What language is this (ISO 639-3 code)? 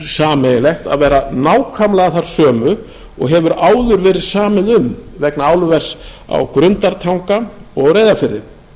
isl